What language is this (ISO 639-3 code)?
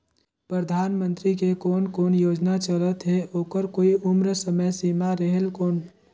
hne